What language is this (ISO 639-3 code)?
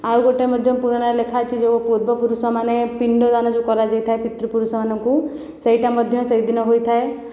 ori